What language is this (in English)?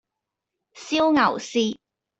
Cantonese